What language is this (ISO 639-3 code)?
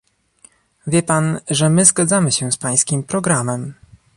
pol